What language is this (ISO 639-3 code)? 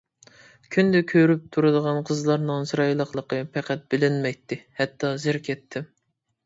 uig